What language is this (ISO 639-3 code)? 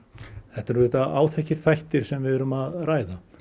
isl